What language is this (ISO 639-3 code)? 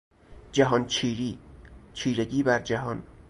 fas